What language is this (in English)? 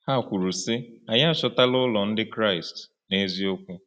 Igbo